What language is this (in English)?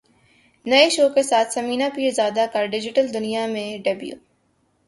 Urdu